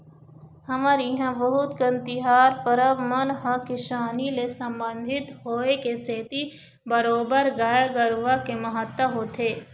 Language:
Chhattisgarhi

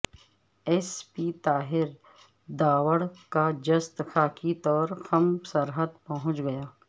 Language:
Urdu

